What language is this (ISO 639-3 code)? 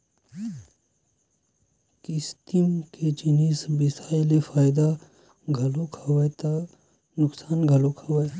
hne